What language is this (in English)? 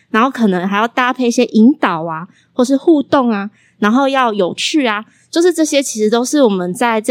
Chinese